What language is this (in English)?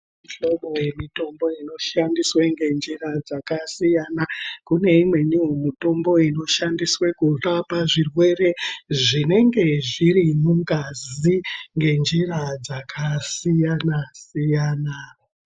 Ndau